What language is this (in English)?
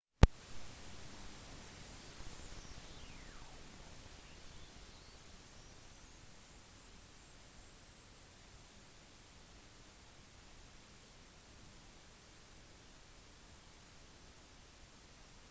Norwegian Bokmål